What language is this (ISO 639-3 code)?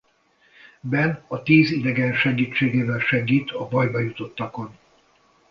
hun